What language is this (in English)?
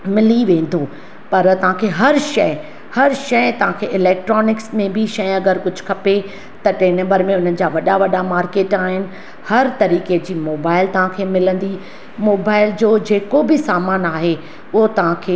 Sindhi